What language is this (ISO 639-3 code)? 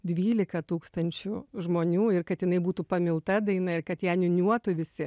lit